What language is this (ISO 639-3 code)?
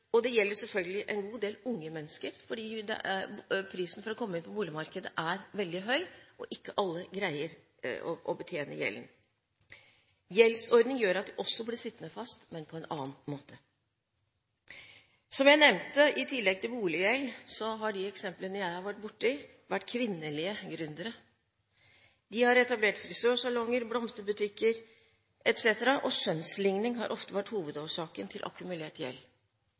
nob